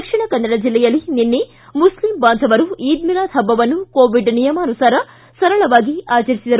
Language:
Kannada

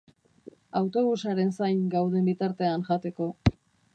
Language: Basque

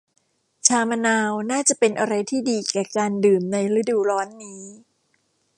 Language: Thai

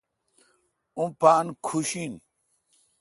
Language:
Kalkoti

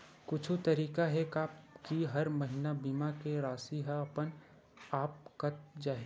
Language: Chhattisgarhi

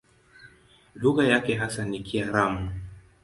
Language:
Swahili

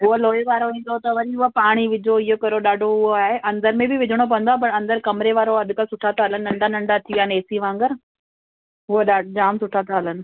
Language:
Sindhi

